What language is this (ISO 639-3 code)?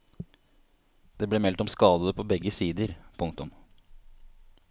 nor